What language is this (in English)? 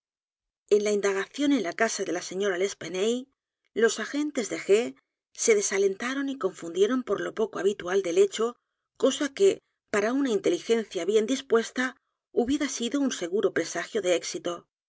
Spanish